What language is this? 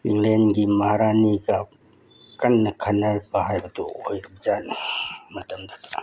Manipuri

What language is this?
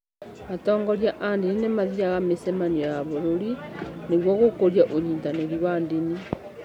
Kikuyu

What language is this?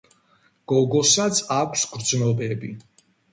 Georgian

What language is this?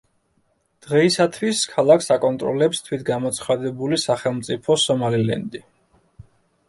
Georgian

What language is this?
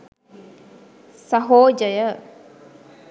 Sinhala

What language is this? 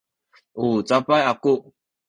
Sakizaya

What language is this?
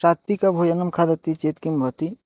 Sanskrit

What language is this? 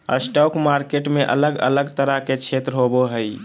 Magahi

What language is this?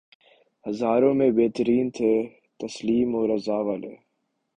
Urdu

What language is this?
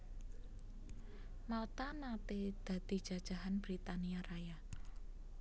Javanese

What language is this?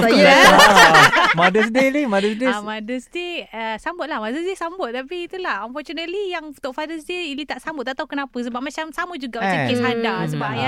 Malay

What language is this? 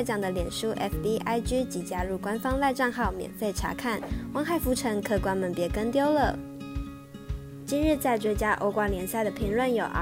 Chinese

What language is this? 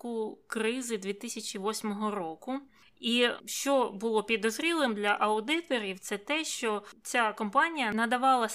Ukrainian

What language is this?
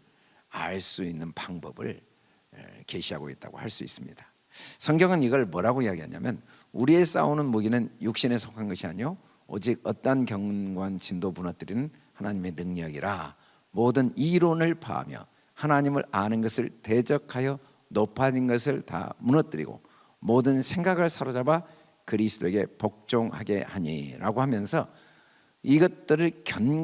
Korean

